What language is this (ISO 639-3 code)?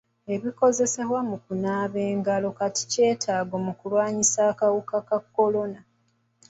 lug